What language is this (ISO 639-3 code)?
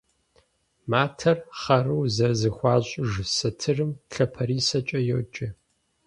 kbd